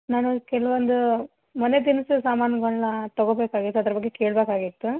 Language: Kannada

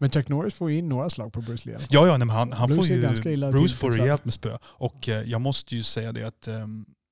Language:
Swedish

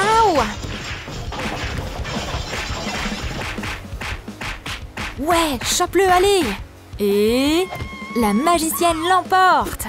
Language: French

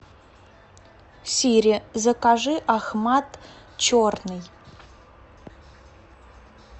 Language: Russian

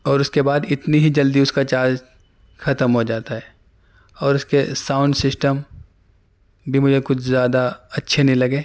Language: Urdu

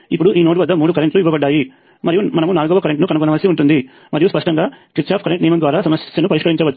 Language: Telugu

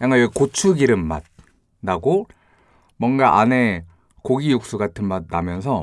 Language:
Korean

